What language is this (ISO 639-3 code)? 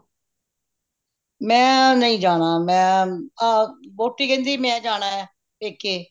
pan